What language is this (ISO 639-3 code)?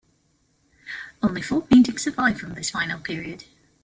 eng